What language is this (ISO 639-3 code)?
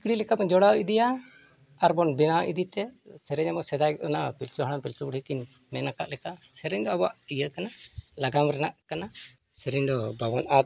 sat